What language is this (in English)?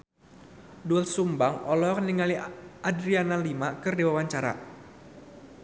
Sundanese